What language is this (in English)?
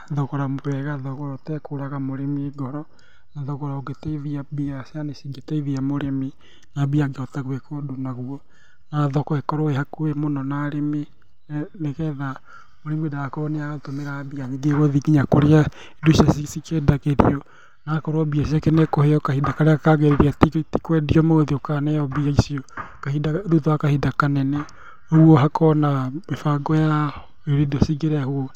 Kikuyu